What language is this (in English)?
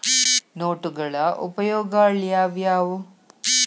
Kannada